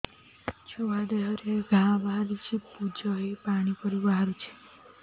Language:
Odia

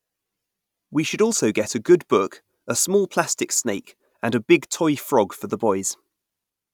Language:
English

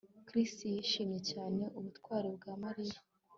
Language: Kinyarwanda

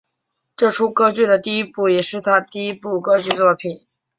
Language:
Chinese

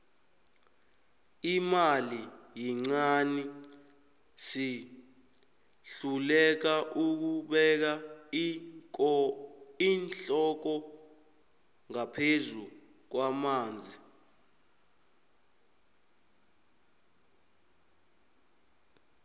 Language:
South Ndebele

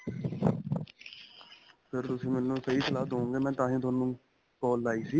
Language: Punjabi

